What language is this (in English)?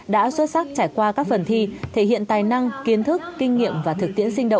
Vietnamese